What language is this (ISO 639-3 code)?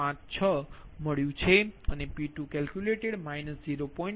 guj